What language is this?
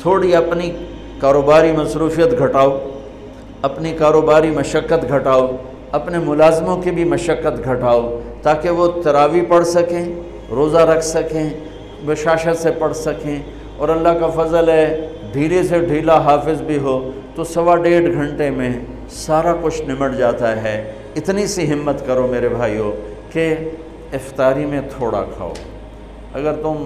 Urdu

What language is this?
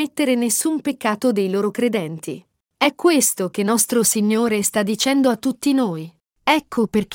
Italian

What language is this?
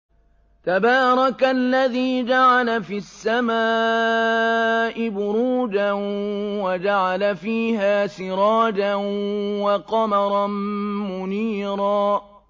Arabic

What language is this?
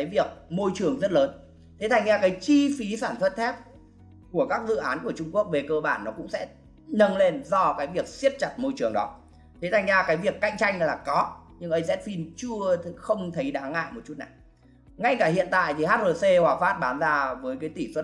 Vietnamese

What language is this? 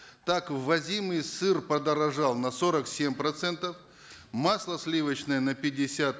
Kazakh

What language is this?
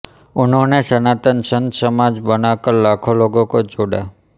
Hindi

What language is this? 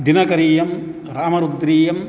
Sanskrit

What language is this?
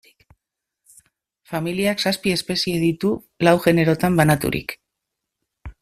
Basque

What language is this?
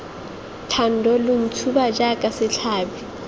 Tswana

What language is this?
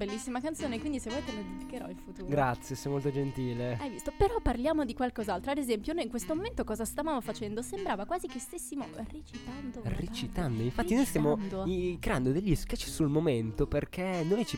Italian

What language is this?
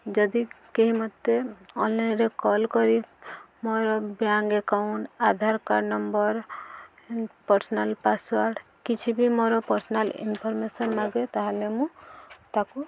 Odia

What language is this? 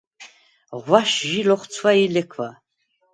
Svan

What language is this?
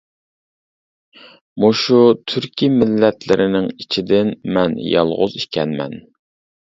Uyghur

